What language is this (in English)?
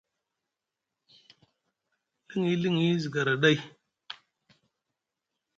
Musgu